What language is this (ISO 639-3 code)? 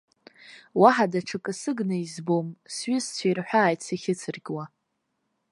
abk